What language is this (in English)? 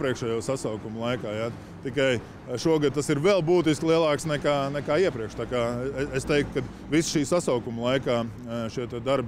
Latvian